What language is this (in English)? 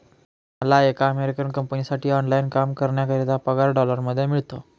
Marathi